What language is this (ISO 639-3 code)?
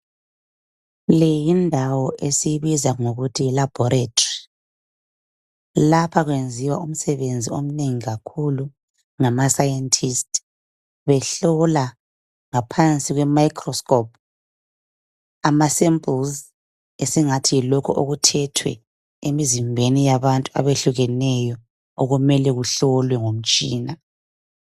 nde